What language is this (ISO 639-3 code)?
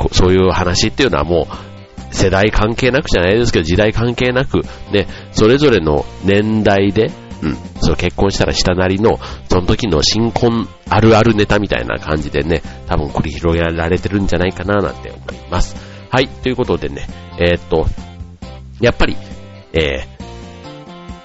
jpn